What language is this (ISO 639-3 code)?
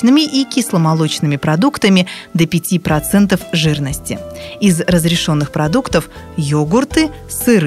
rus